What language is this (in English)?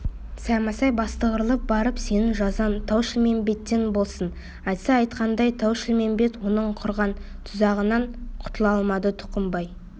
Kazakh